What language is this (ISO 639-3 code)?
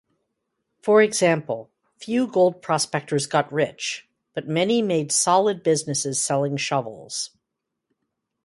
eng